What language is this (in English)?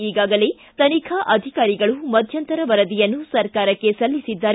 Kannada